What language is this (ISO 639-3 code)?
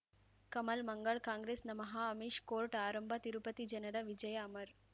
kan